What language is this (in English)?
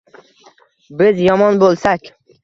Uzbek